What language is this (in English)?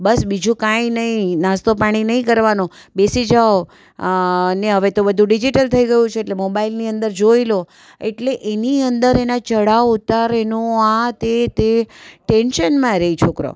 Gujarati